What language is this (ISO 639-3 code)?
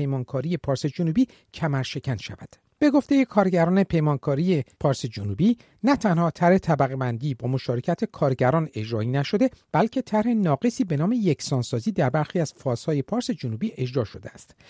fas